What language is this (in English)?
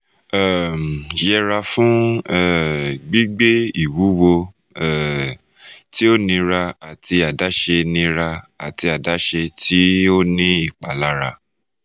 Yoruba